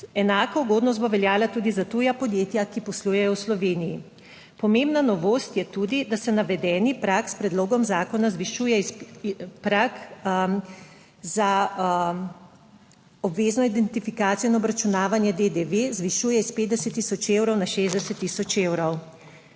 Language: Slovenian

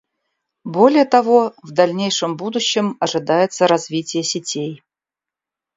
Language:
Russian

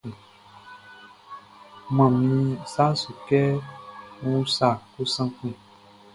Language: Baoulé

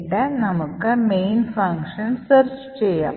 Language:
Malayalam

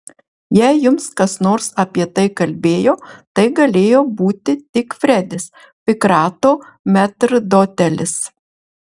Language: Lithuanian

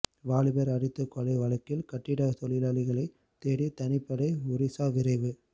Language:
Tamil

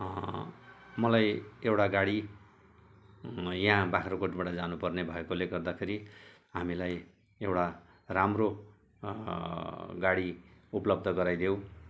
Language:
Nepali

